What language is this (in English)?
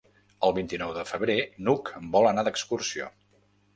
Catalan